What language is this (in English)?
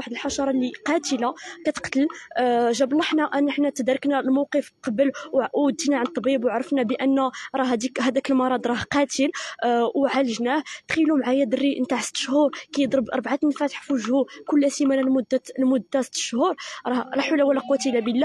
Arabic